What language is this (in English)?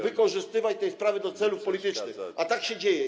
Polish